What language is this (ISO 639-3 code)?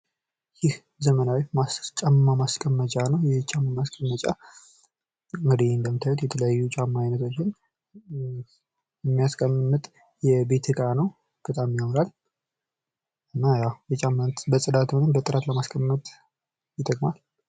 amh